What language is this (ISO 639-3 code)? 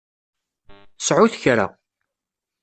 kab